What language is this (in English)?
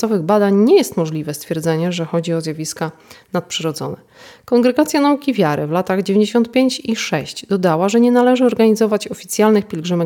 Polish